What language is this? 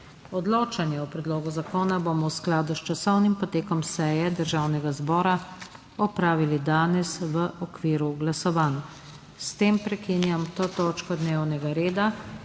Slovenian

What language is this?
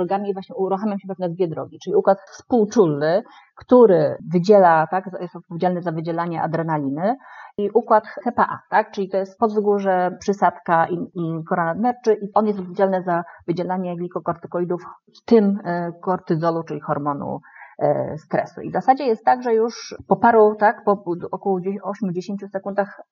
Polish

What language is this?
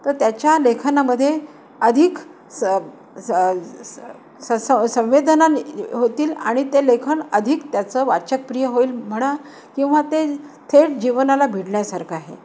Marathi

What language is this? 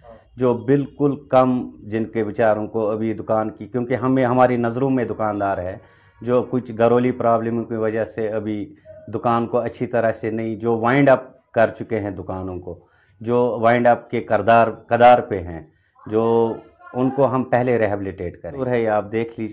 Urdu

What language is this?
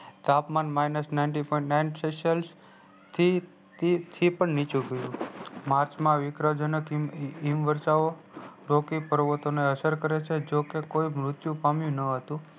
Gujarati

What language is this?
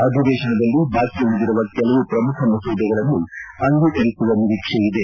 Kannada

